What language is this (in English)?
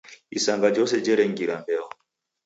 Taita